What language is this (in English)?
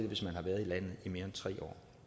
Danish